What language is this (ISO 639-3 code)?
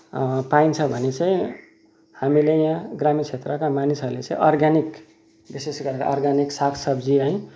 nep